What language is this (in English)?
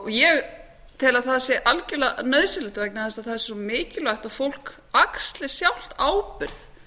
Icelandic